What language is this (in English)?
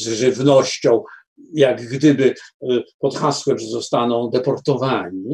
Polish